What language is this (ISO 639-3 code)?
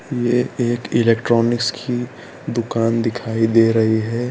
hin